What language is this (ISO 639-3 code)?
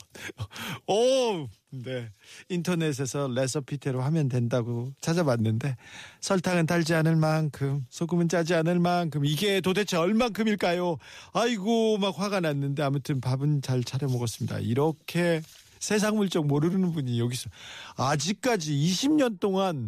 kor